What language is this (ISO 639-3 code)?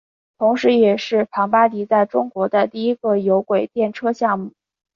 zho